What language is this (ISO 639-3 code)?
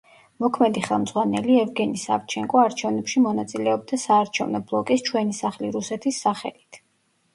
kat